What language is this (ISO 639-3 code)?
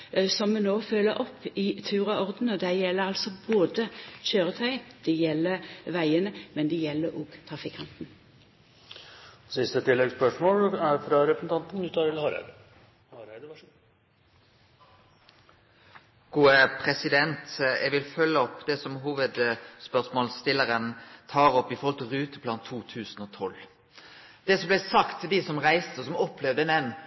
nno